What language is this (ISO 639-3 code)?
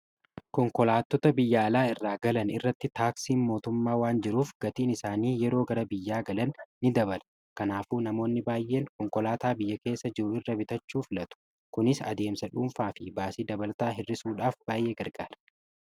orm